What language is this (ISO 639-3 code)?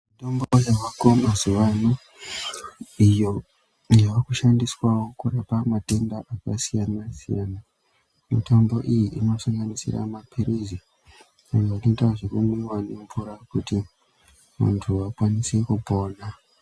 ndc